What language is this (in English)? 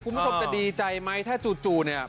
Thai